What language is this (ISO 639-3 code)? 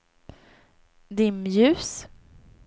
swe